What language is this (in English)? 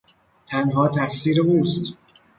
Persian